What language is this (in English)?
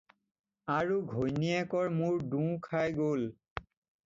Assamese